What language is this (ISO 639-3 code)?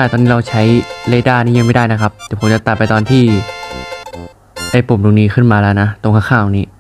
tha